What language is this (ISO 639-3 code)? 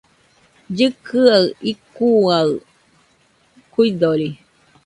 hux